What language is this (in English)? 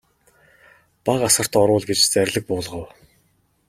Mongolian